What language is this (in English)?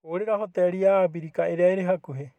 Kikuyu